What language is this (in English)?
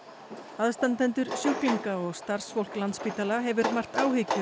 Icelandic